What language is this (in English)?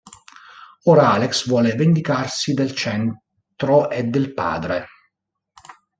Italian